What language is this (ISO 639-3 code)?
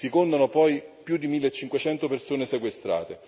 ita